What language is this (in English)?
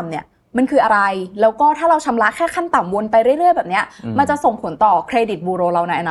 Thai